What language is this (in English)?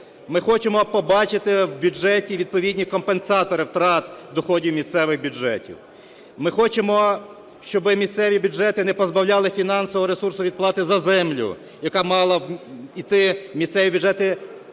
Ukrainian